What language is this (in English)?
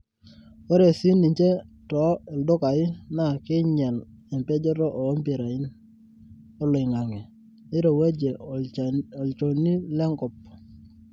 Masai